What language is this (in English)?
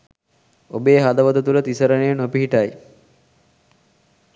Sinhala